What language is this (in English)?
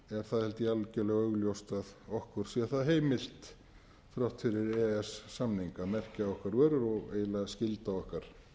Icelandic